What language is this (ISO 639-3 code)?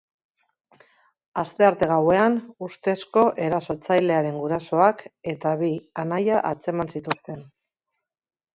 eus